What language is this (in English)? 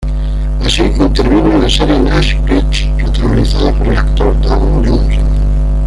Spanish